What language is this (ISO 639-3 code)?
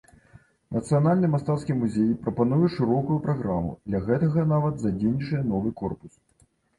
bel